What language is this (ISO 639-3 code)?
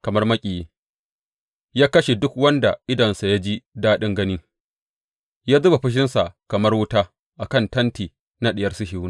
hau